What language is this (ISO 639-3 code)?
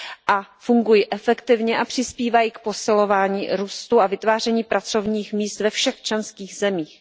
ces